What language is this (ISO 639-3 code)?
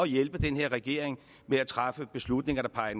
dan